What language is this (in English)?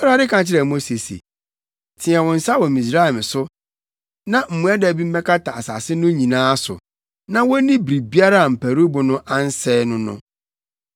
Akan